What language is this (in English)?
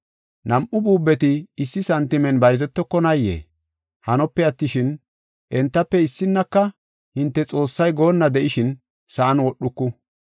Gofa